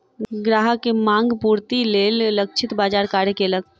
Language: Maithili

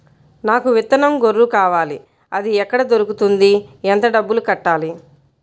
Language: Telugu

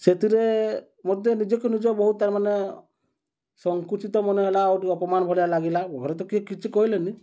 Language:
Odia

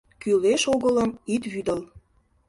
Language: Mari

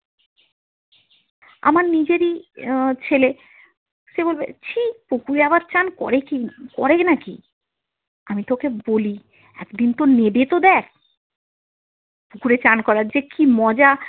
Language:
Bangla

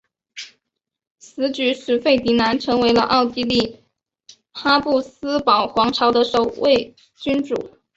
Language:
Chinese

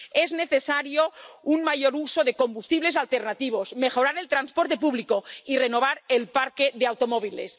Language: Spanish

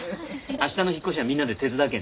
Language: Japanese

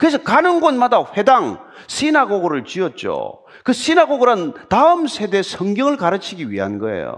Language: Korean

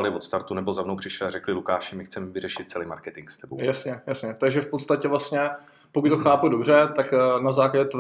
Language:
Czech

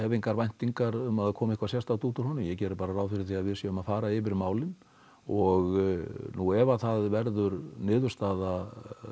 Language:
Icelandic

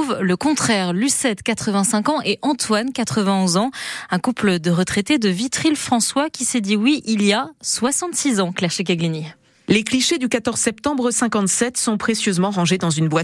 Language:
French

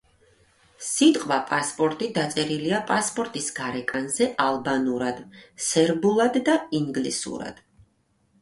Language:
Georgian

